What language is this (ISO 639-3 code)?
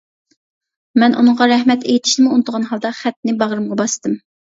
uig